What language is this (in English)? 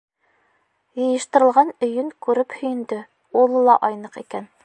Bashkir